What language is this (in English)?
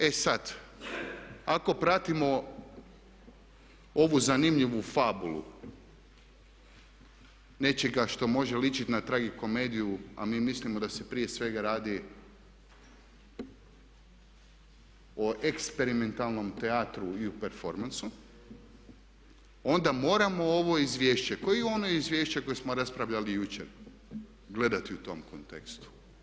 Croatian